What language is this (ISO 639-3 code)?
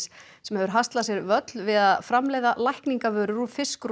isl